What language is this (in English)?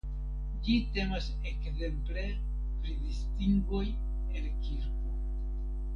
Esperanto